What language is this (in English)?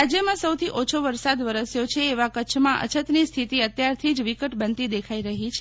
Gujarati